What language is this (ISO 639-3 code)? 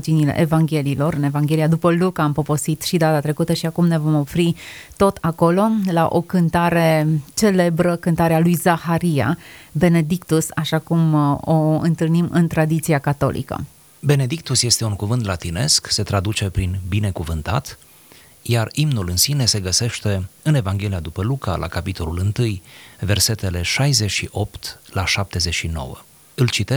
ron